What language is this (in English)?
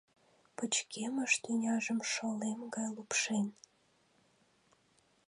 Mari